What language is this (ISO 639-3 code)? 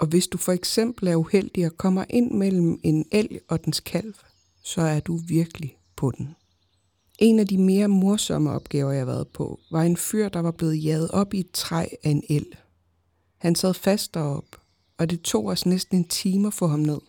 dan